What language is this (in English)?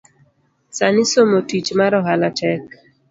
Luo (Kenya and Tanzania)